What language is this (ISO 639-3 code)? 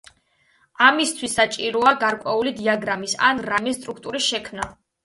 kat